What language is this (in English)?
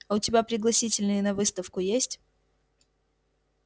Russian